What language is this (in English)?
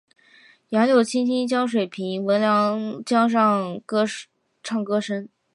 Chinese